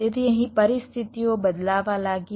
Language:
Gujarati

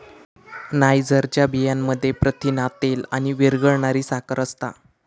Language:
Marathi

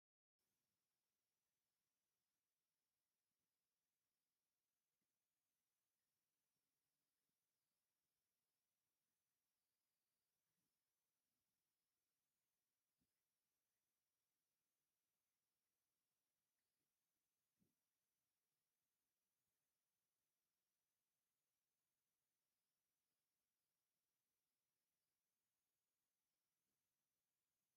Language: Tigrinya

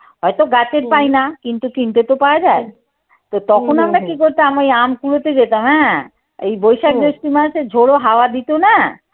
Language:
Bangla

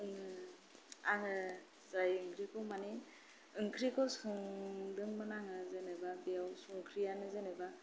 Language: Bodo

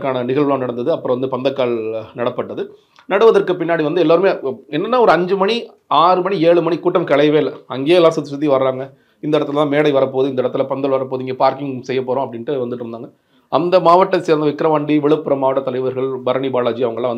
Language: Tamil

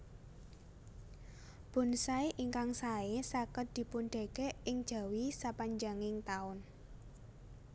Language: Javanese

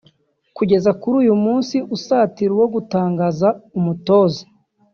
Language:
Kinyarwanda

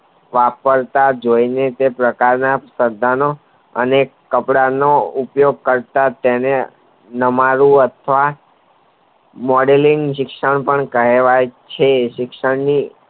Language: Gujarati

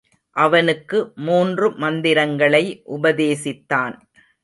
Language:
Tamil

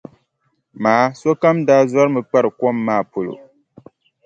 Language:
Dagbani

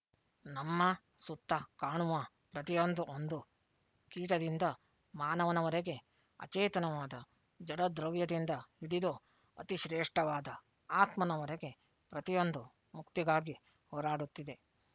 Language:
Kannada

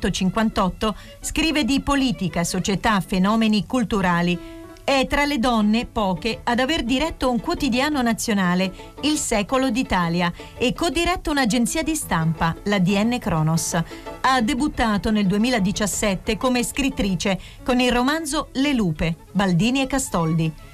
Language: Italian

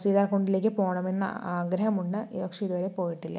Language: Malayalam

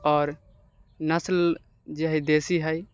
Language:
Maithili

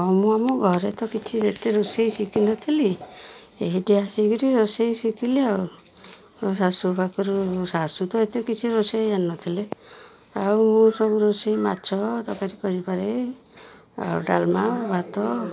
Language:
Odia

